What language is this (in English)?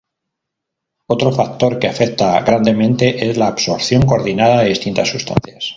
Spanish